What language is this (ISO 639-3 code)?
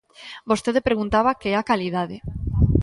glg